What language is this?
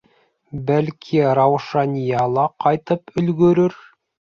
Bashkir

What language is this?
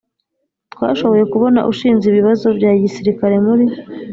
Kinyarwanda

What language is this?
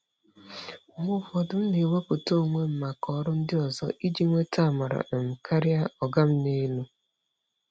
Igbo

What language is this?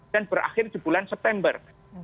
Indonesian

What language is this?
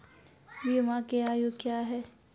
Maithili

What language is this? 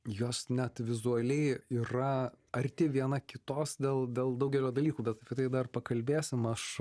Lithuanian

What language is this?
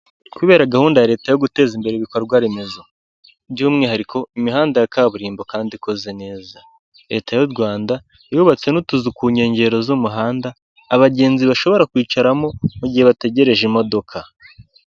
Kinyarwanda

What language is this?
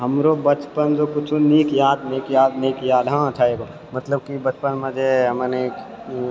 Maithili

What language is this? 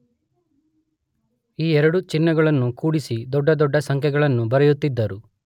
Kannada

